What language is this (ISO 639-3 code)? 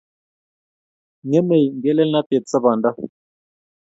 kln